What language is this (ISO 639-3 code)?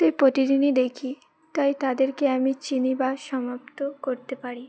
ben